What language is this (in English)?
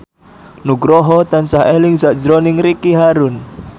Javanese